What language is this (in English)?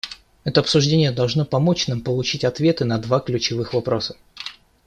Russian